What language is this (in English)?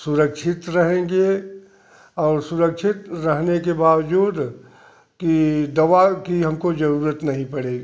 Hindi